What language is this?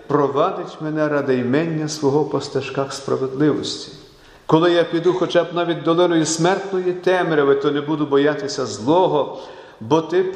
Ukrainian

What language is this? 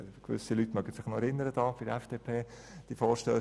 Swiss German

